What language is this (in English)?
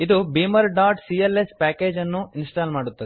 Kannada